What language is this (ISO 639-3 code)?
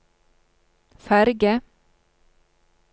nor